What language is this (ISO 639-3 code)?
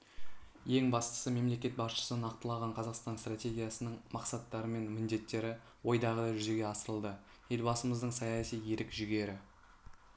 kaz